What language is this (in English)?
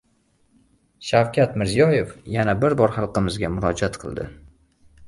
Uzbek